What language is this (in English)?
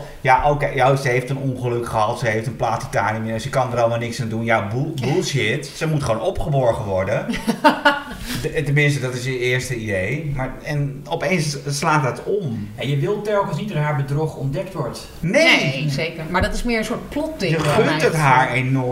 Dutch